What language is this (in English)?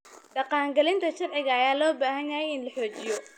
Somali